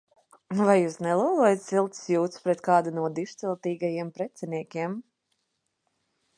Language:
Latvian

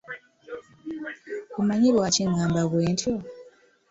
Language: Ganda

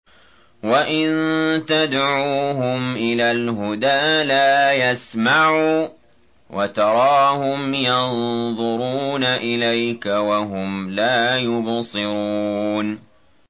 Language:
Arabic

